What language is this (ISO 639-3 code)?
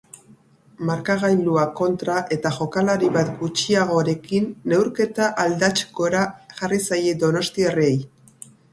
eus